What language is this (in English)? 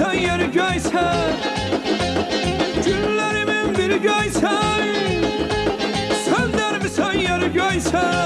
Azerbaijani